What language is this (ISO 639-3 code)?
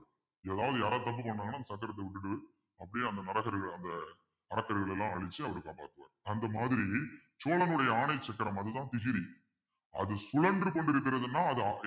tam